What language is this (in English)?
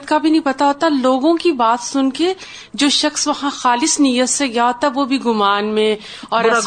Urdu